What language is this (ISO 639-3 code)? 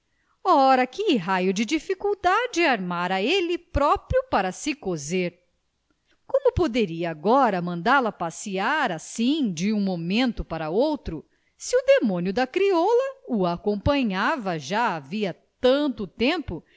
por